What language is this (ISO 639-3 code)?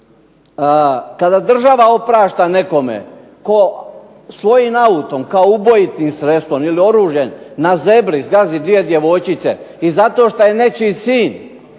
hrv